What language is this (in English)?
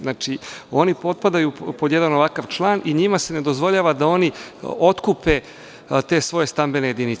Serbian